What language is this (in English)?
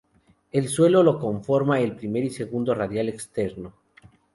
Spanish